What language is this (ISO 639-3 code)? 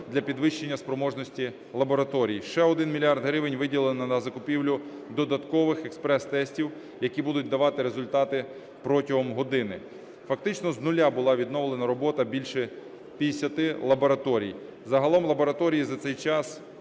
ukr